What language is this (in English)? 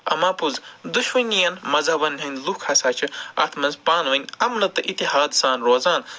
Kashmiri